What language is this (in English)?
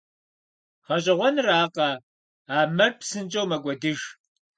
Kabardian